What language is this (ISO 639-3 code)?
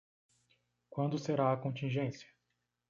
por